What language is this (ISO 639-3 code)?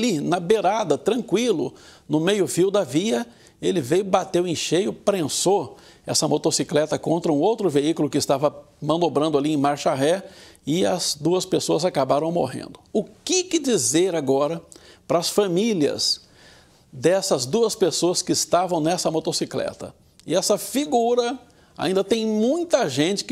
por